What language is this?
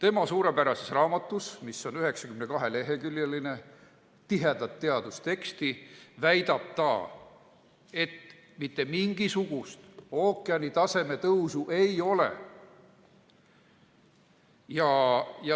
Estonian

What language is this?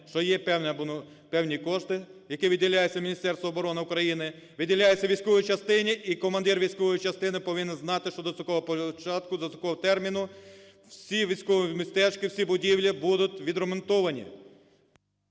Ukrainian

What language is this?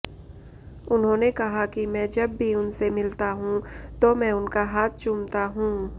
Hindi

